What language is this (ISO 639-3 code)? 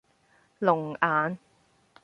yue